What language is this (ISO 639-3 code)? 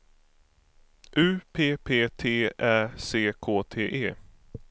swe